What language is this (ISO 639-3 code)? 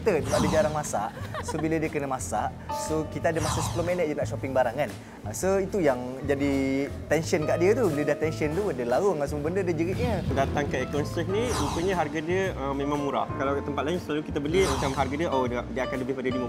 msa